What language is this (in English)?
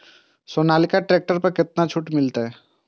Maithili